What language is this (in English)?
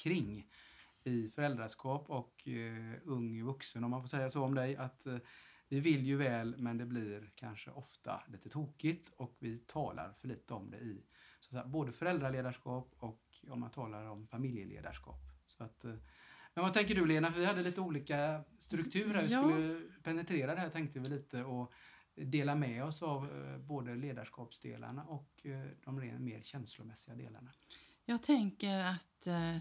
Swedish